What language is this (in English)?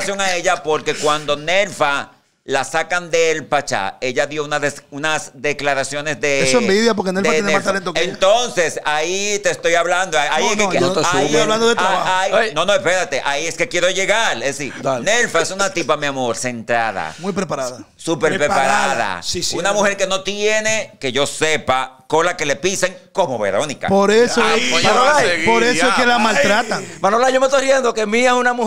Spanish